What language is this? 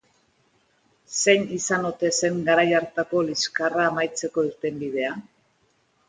Basque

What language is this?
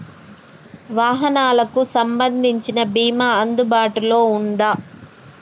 Telugu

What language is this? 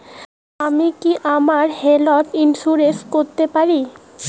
Bangla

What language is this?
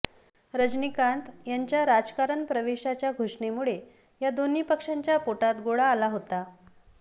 Marathi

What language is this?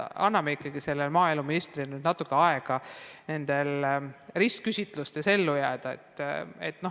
Estonian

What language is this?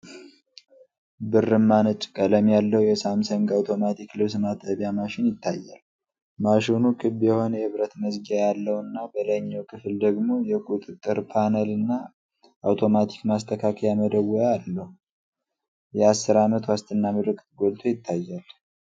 Amharic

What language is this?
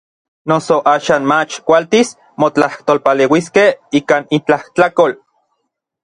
Orizaba Nahuatl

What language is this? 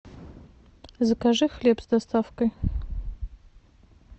Russian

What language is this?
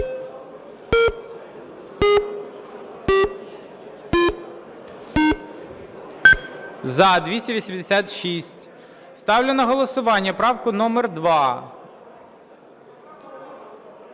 Ukrainian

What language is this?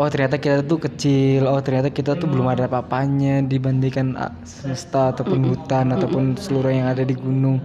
Indonesian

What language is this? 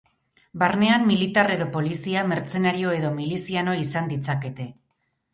Basque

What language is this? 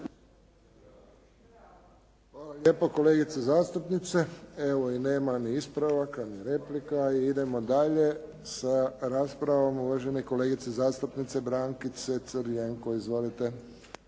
Croatian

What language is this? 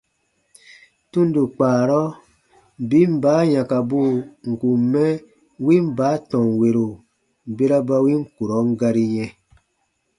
Baatonum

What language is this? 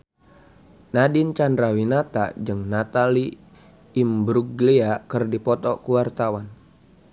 Sundanese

